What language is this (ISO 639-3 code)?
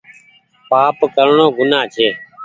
gig